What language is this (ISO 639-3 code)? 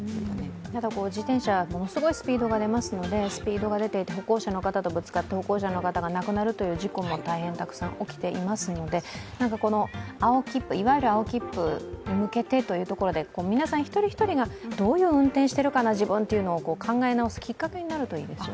jpn